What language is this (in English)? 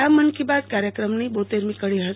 Gujarati